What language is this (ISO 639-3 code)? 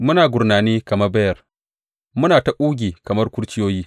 hau